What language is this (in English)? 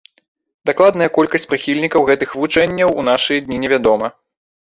Belarusian